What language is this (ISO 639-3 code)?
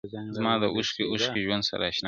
pus